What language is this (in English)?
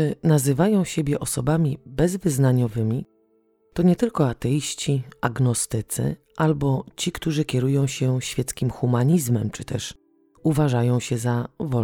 Polish